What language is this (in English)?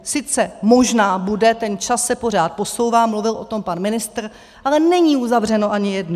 Czech